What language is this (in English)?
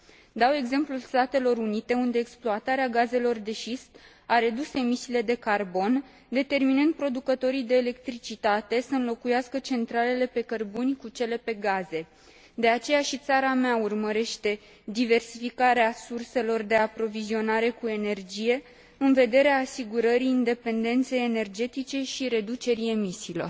Romanian